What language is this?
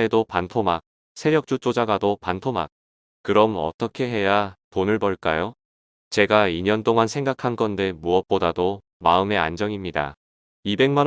Korean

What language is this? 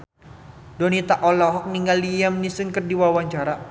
Sundanese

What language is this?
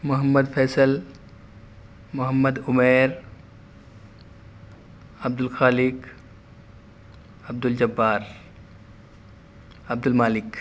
Urdu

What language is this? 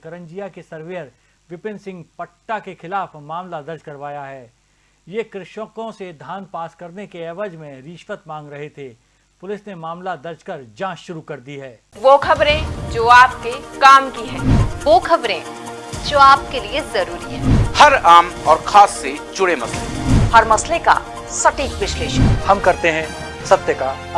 Hindi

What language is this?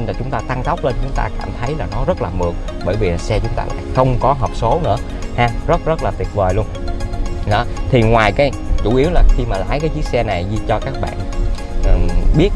Vietnamese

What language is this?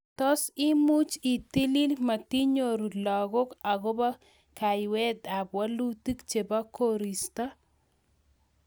Kalenjin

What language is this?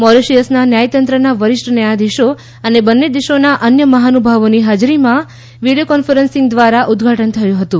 Gujarati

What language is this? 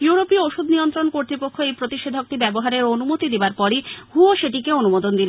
Bangla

